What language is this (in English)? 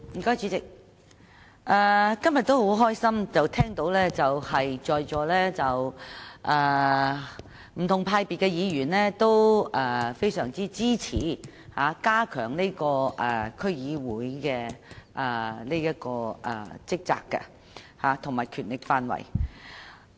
Cantonese